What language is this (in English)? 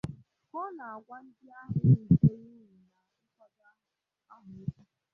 Igbo